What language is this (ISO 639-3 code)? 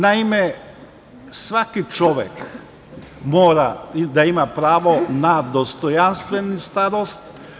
srp